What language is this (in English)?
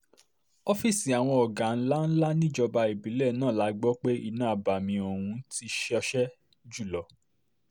Yoruba